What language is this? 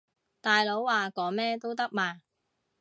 Cantonese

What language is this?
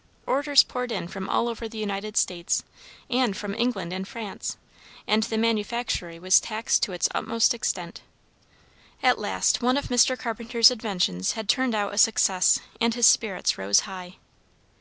English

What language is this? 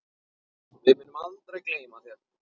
Icelandic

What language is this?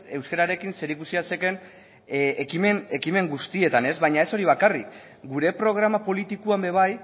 Basque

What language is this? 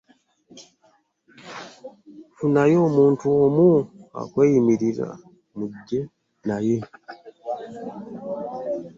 Ganda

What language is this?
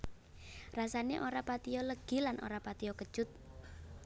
Javanese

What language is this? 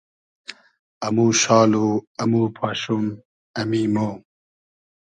Hazaragi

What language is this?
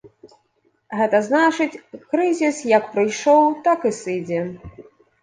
Belarusian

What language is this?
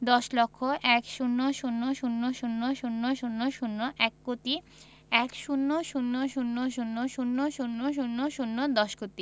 Bangla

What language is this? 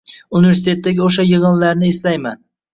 Uzbek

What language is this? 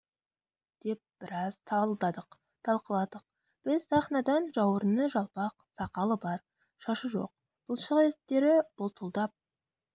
Kazakh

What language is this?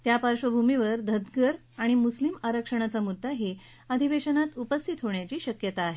Marathi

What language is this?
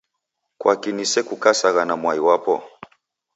Taita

